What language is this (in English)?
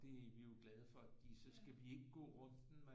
Danish